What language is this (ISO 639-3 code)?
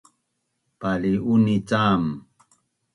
bnn